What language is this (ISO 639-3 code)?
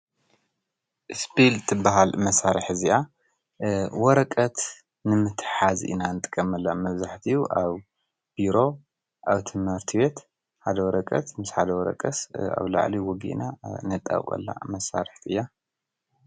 tir